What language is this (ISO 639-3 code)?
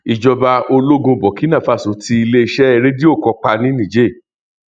yor